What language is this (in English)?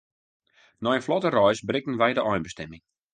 Western Frisian